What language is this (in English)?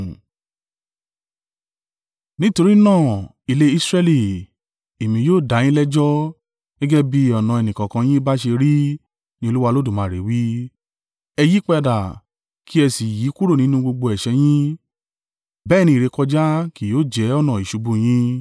Yoruba